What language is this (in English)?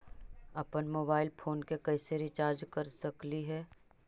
Magahi